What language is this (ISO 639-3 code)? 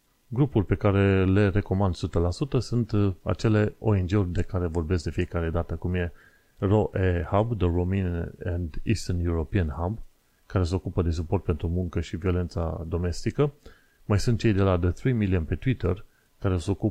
ron